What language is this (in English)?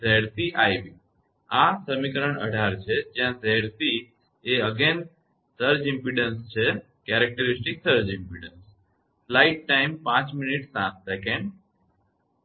Gujarati